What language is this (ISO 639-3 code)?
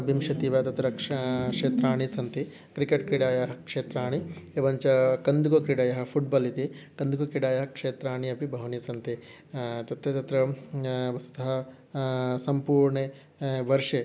san